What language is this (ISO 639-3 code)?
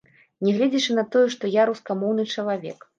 bel